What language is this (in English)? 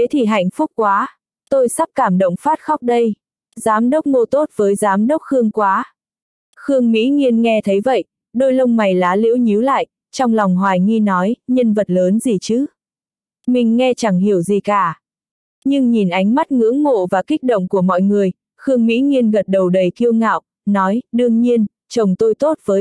Vietnamese